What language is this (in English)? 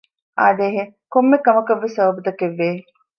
Divehi